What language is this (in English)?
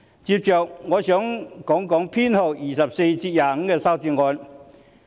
Cantonese